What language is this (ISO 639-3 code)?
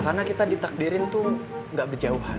ind